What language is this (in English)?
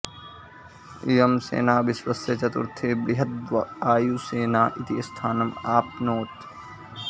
Sanskrit